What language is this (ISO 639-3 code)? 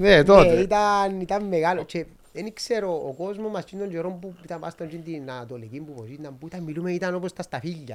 ell